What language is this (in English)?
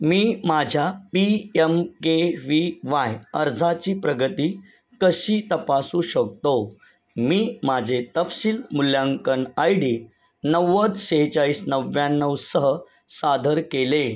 Marathi